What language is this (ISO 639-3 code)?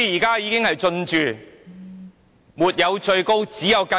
yue